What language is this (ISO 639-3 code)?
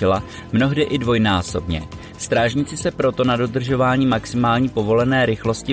ces